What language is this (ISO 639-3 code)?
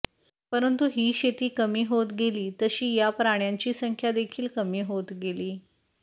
mar